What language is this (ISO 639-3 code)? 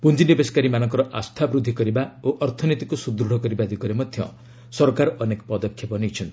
ori